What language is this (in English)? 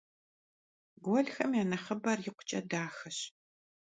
Kabardian